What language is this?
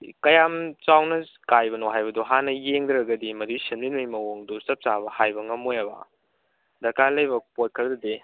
Manipuri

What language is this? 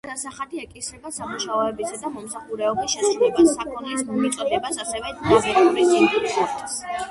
Georgian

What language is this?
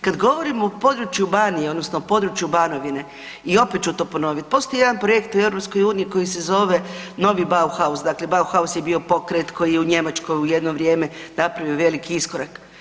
Croatian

